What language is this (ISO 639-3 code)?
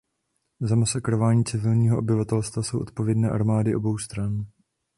ces